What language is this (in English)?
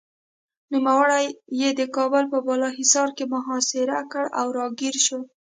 Pashto